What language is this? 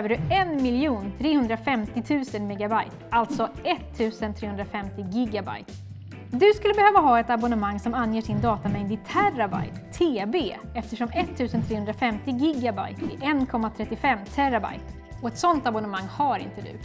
Swedish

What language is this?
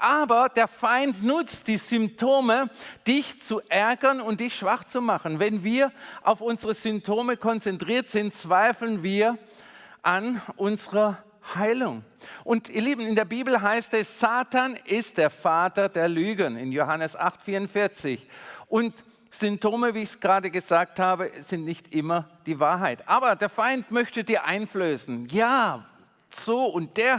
German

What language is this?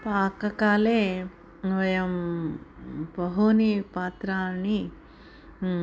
Sanskrit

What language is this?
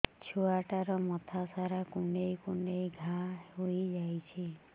Odia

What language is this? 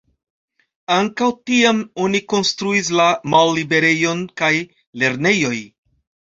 Esperanto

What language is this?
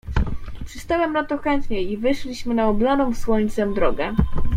Polish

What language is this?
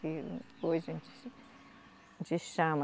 Portuguese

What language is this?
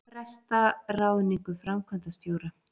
Icelandic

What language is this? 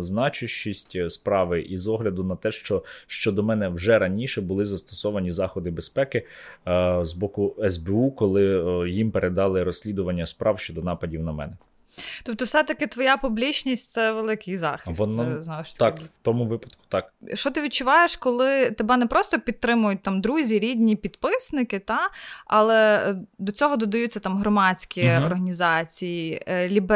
Ukrainian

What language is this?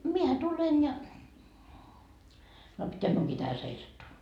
Finnish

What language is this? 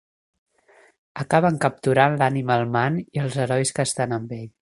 Catalan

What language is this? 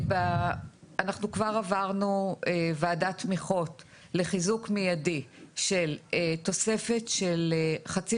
Hebrew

